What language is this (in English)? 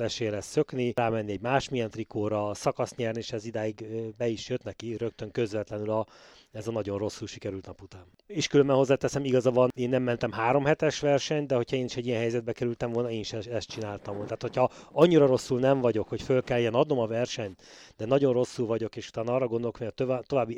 Hungarian